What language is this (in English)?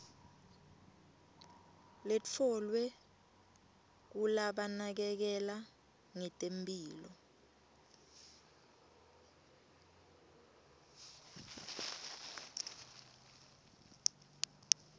Swati